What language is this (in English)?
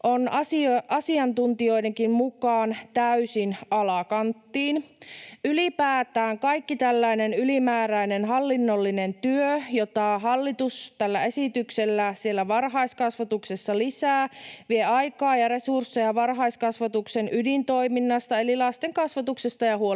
Finnish